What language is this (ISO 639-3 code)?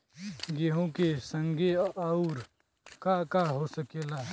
bho